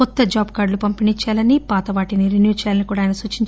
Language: Telugu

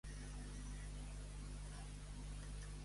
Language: Catalan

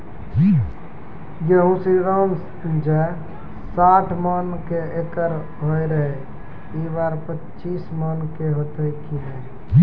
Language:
Maithili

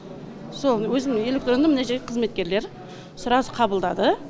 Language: Kazakh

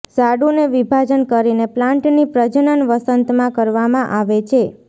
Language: Gujarati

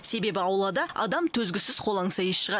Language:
Kazakh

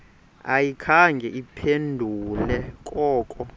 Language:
Xhosa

